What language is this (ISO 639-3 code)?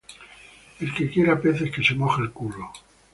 spa